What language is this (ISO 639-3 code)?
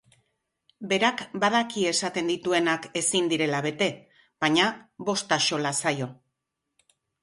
eus